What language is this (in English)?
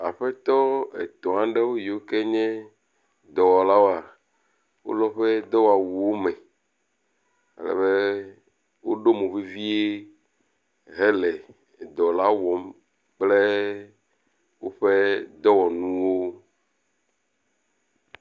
Ewe